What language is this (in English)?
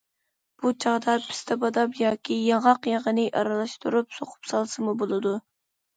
Uyghur